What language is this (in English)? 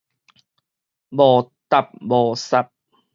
Min Nan Chinese